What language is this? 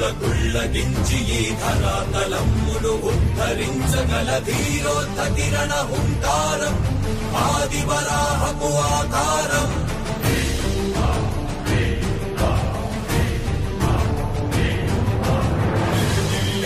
Arabic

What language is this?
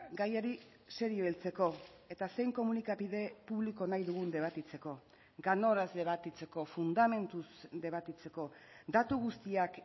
Basque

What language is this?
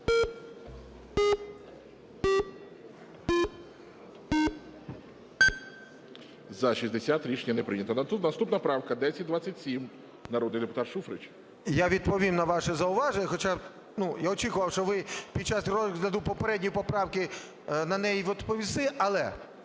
Ukrainian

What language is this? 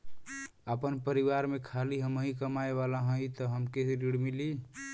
Bhojpuri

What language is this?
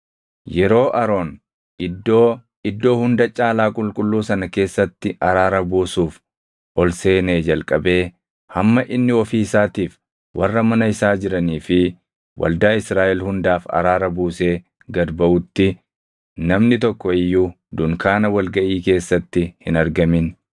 Oromo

